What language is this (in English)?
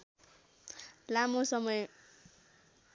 Nepali